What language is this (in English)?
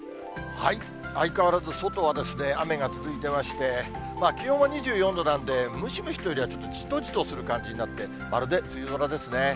Japanese